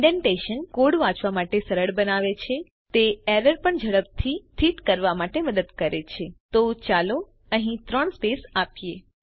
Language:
Gujarati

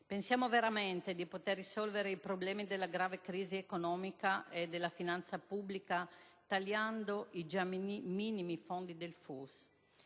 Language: Italian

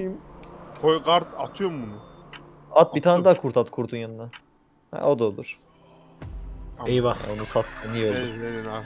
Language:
Turkish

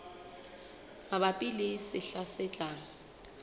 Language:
Southern Sotho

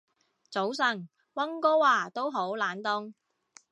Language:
Cantonese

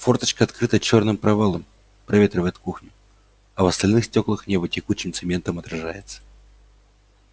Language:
Russian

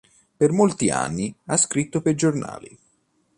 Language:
Italian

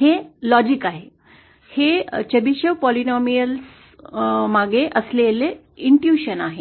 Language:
Marathi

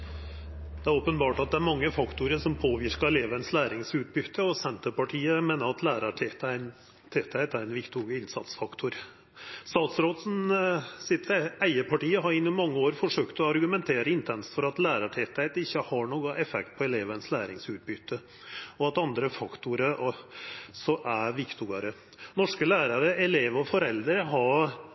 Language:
Norwegian Nynorsk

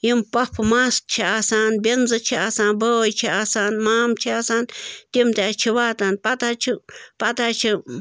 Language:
Kashmiri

